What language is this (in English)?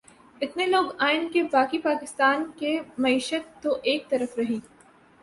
Urdu